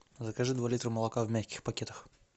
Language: Russian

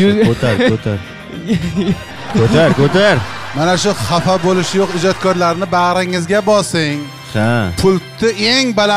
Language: Turkish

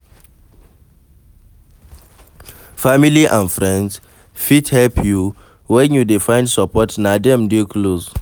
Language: Nigerian Pidgin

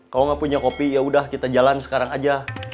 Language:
Indonesian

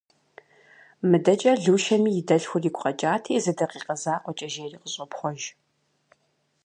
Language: Kabardian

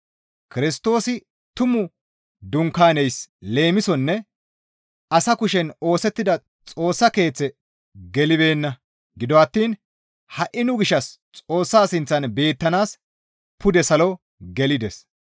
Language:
Gamo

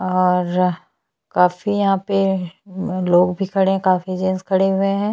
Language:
Hindi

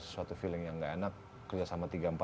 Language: Indonesian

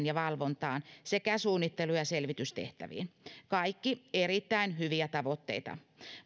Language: Finnish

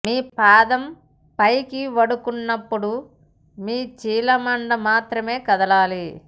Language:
Telugu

